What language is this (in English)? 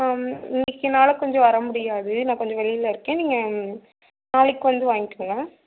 Tamil